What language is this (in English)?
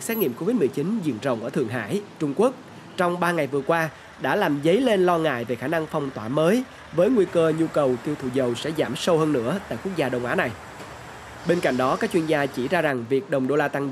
Vietnamese